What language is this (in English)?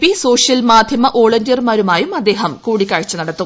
Malayalam